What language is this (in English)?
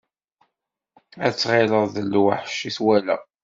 Kabyle